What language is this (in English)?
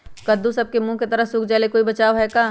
Magahi